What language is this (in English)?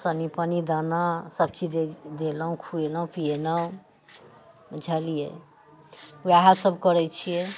Maithili